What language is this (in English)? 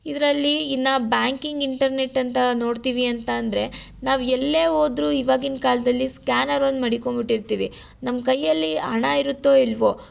Kannada